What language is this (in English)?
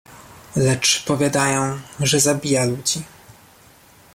Polish